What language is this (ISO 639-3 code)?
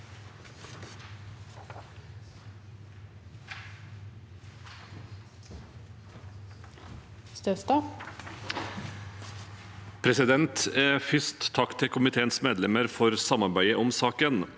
nor